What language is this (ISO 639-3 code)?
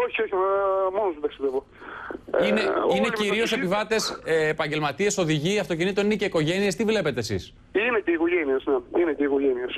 ell